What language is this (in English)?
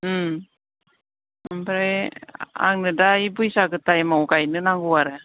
Bodo